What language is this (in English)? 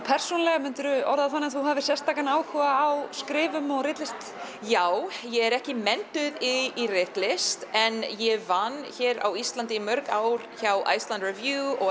Icelandic